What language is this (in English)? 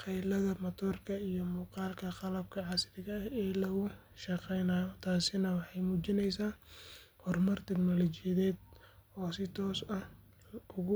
Somali